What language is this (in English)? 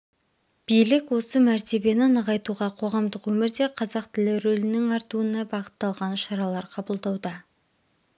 Kazakh